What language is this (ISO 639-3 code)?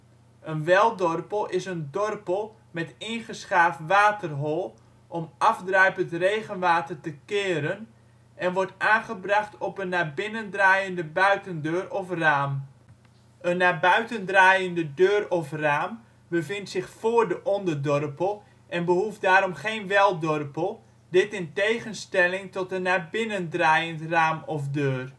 nld